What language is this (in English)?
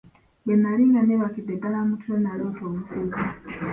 Ganda